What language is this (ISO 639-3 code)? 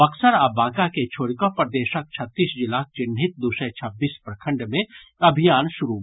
mai